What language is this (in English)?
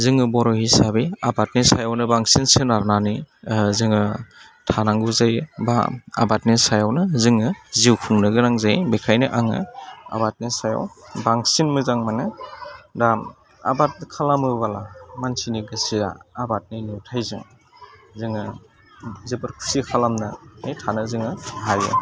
Bodo